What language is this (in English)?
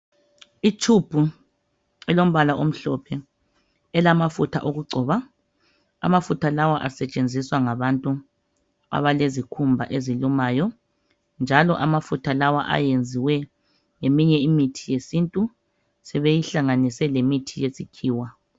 North Ndebele